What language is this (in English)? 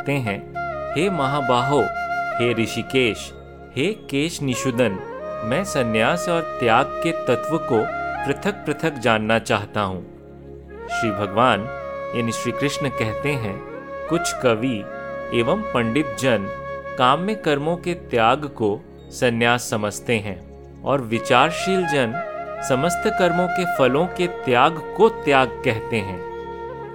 Hindi